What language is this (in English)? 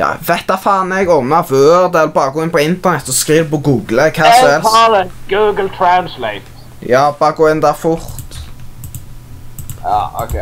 Norwegian